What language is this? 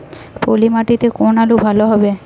Bangla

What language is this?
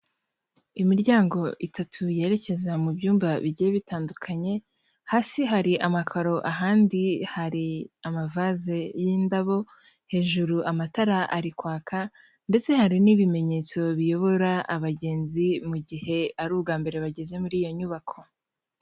Kinyarwanda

